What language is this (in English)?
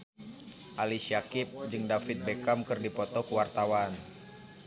Sundanese